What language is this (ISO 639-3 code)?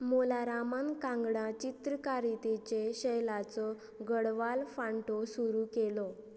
kok